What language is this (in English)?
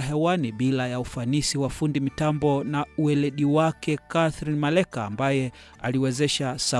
Swahili